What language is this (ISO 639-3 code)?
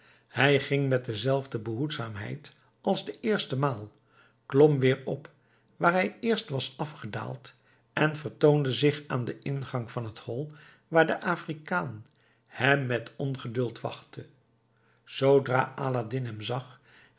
nld